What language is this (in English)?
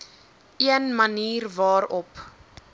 Afrikaans